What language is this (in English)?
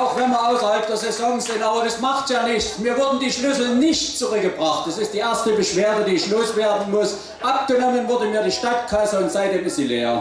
German